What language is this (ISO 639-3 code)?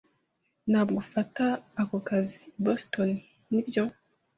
kin